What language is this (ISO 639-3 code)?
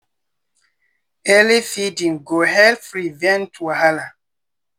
pcm